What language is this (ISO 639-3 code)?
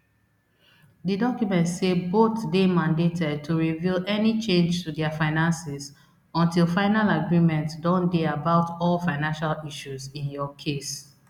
pcm